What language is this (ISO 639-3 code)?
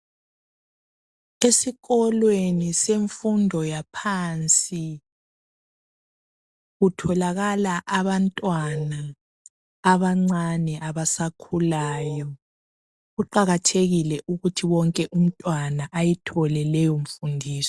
nde